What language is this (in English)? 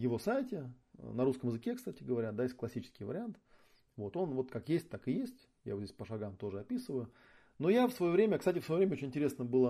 Russian